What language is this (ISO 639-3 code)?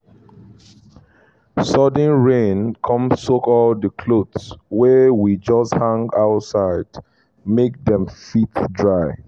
pcm